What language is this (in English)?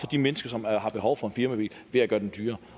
Danish